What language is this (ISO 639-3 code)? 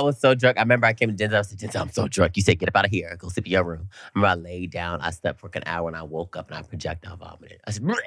eng